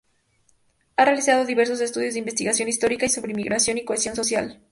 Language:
Spanish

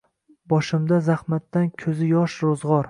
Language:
Uzbek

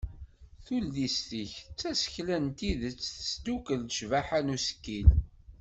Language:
Kabyle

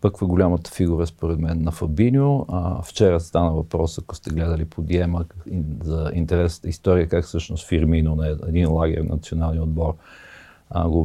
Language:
Bulgarian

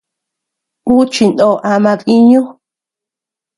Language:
Tepeuxila Cuicatec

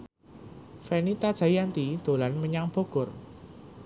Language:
Javanese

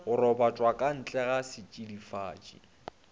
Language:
Northern Sotho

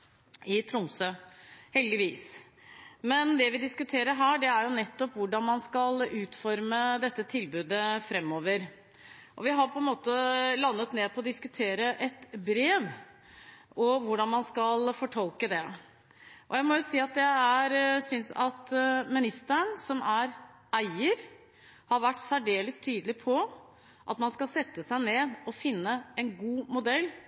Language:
Norwegian Bokmål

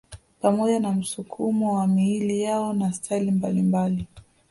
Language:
Swahili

